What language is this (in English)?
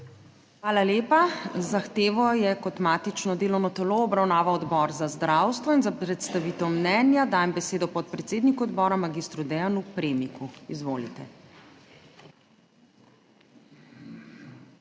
Slovenian